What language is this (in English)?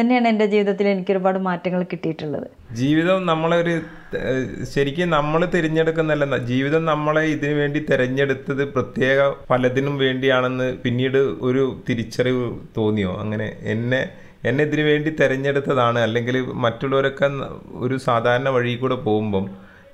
Malayalam